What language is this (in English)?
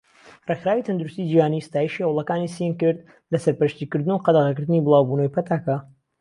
Central Kurdish